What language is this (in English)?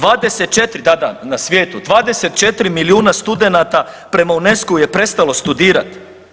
Croatian